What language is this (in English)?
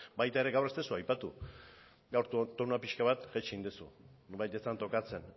Basque